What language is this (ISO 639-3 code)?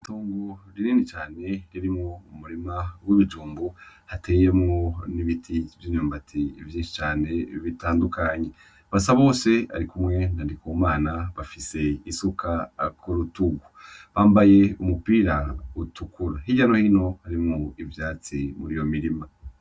run